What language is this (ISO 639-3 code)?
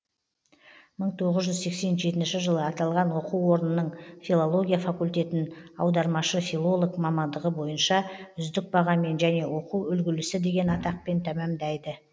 kaz